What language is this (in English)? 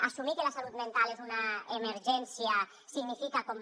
Catalan